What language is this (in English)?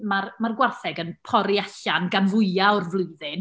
Welsh